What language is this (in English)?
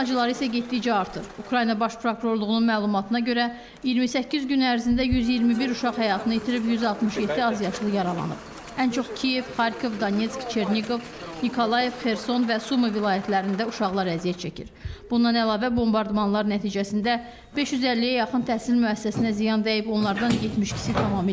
Turkish